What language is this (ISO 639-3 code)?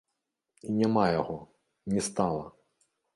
bel